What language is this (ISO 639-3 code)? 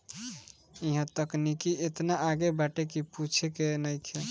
bho